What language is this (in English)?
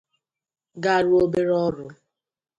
Igbo